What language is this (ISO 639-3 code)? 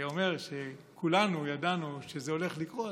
heb